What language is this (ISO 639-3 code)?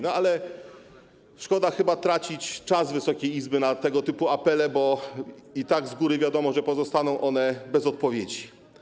pol